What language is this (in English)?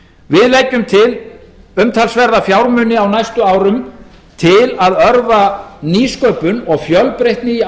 Icelandic